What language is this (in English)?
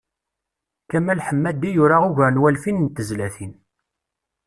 Kabyle